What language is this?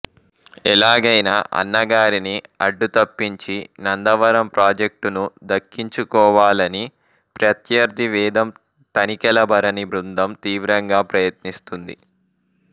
Telugu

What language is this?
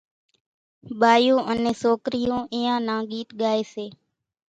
Kachi Koli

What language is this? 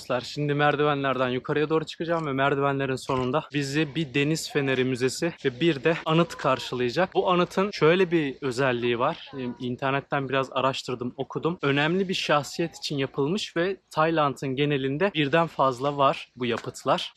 Turkish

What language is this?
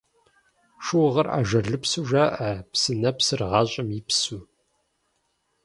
Kabardian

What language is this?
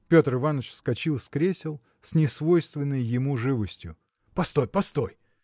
Russian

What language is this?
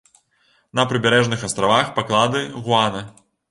Belarusian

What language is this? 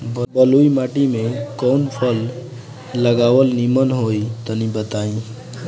Bhojpuri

